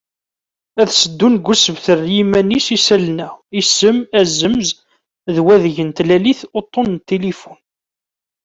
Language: Kabyle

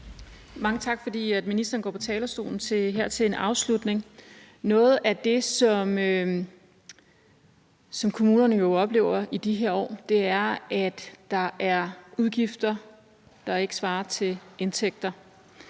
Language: Danish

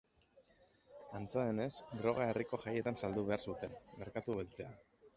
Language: Basque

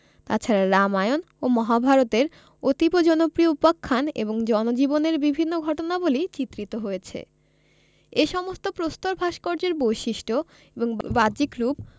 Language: Bangla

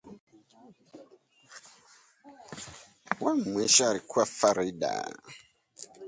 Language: Swahili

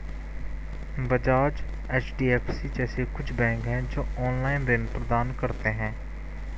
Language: Hindi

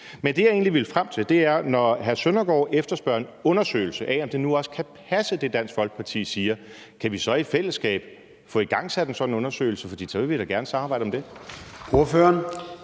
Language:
Danish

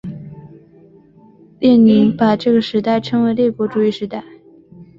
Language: Chinese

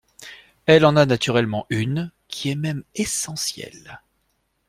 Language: French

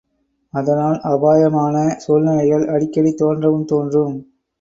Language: Tamil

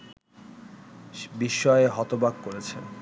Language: Bangla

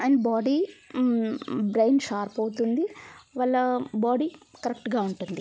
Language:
Telugu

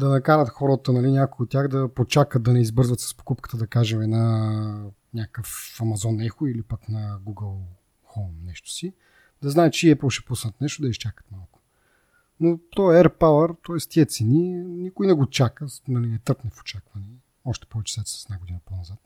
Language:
Bulgarian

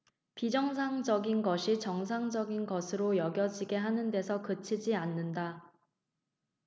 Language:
Korean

